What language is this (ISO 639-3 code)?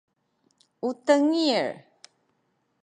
szy